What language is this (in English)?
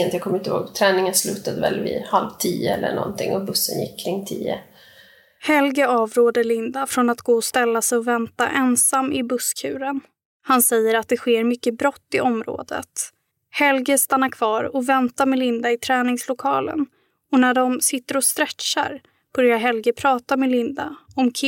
Swedish